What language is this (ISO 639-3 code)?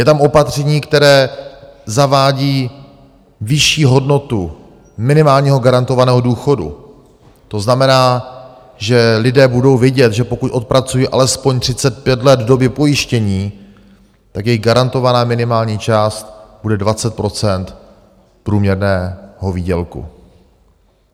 ces